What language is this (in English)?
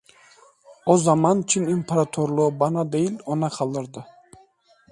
Turkish